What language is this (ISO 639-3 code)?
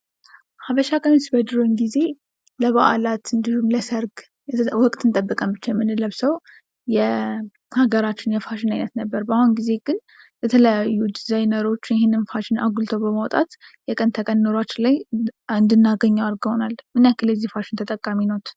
amh